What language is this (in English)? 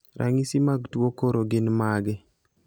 Luo (Kenya and Tanzania)